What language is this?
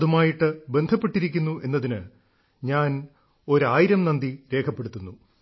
Malayalam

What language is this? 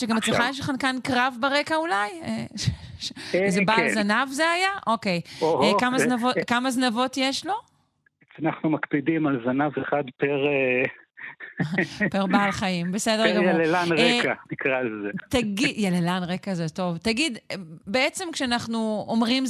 Hebrew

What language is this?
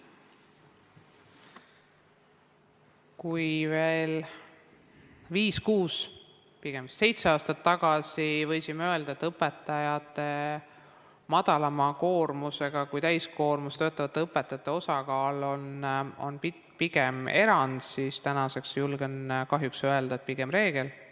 Estonian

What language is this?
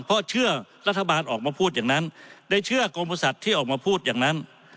Thai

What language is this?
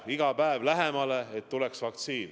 Estonian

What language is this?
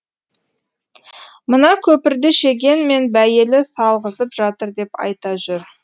Kazakh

